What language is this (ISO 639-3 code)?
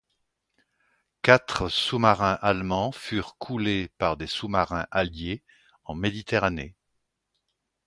fra